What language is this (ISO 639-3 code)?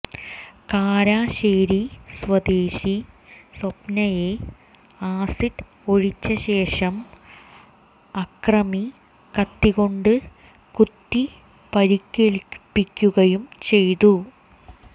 mal